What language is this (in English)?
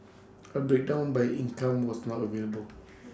English